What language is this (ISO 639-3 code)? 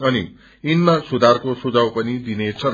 nep